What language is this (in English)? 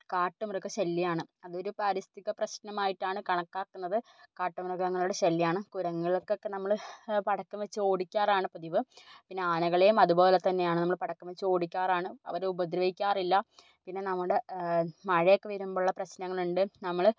Malayalam